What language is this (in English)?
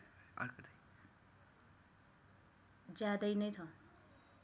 Nepali